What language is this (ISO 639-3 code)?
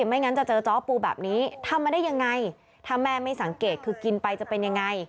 tha